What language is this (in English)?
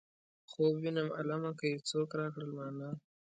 Pashto